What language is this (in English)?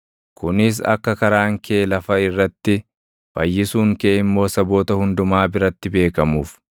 Oromo